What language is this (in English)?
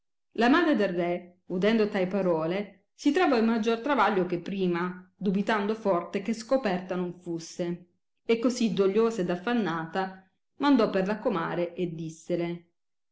Italian